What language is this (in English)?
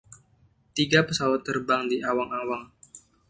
Indonesian